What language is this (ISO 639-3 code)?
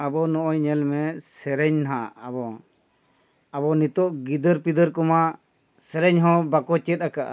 sat